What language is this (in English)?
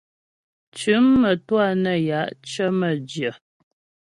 Ghomala